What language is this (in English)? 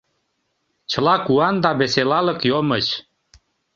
Mari